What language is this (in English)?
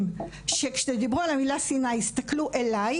Hebrew